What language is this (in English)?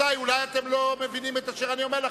Hebrew